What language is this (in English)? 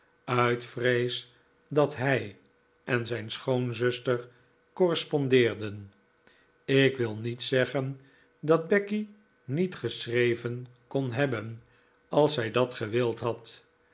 Dutch